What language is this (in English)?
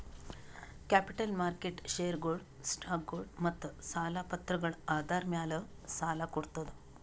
Kannada